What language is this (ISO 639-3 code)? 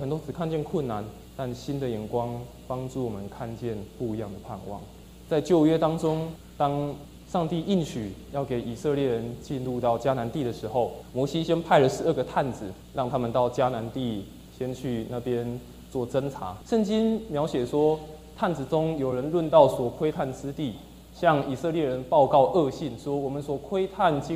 zho